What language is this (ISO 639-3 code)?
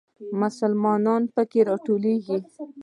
pus